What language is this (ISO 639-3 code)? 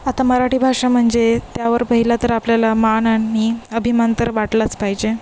mar